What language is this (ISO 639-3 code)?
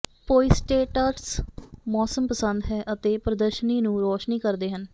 pan